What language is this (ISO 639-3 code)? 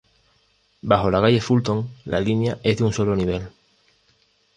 spa